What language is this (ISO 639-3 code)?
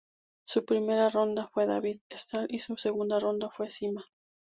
spa